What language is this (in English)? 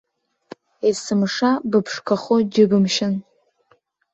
Abkhazian